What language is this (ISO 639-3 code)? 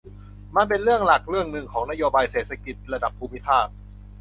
tha